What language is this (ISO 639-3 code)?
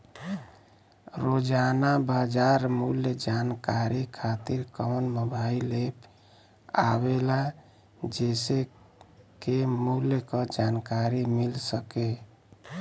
bho